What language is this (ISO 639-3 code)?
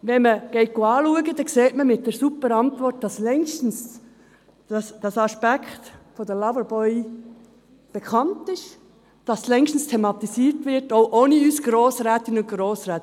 gsw